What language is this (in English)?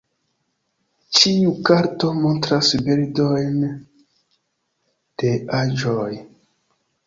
Esperanto